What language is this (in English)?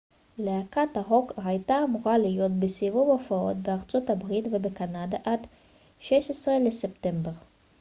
Hebrew